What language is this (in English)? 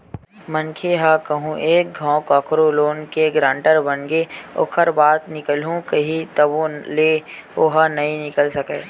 Chhattisgarhi